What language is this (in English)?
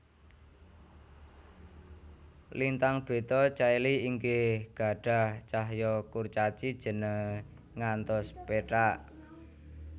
Javanese